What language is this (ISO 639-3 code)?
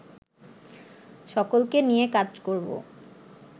ben